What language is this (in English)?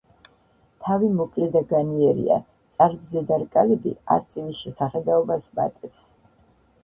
Georgian